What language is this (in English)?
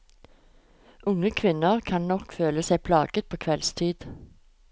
Norwegian